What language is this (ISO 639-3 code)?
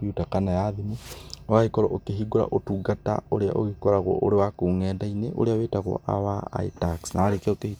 kik